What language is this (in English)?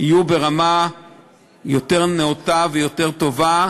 Hebrew